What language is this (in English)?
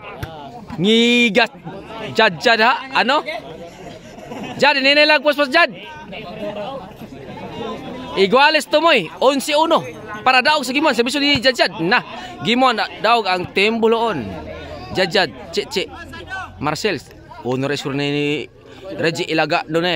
Filipino